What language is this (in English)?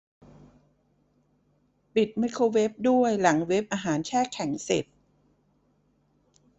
Thai